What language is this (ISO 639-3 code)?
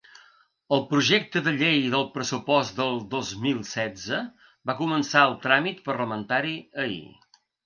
cat